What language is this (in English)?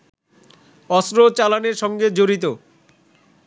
Bangla